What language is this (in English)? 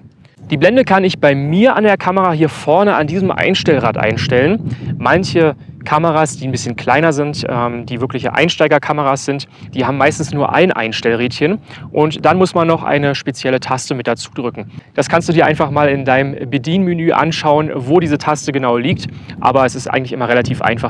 German